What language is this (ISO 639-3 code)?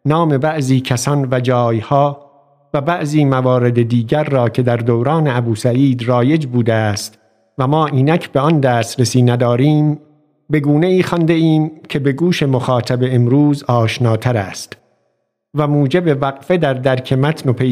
fas